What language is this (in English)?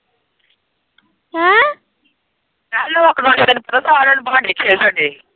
Punjabi